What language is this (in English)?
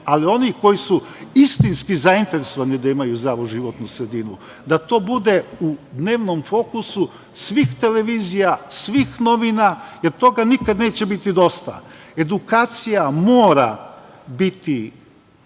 Serbian